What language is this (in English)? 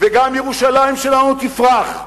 Hebrew